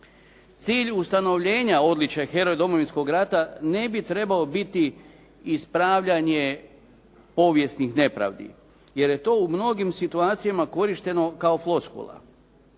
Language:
Croatian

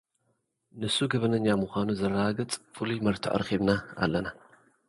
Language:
Tigrinya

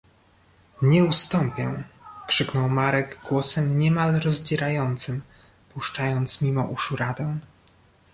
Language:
Polish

